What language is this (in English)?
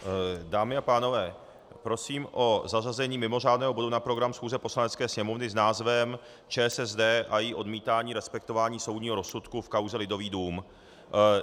Czech